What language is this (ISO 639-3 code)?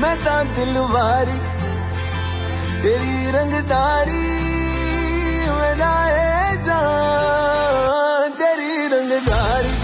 hin